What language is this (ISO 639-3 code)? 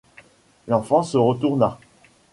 fra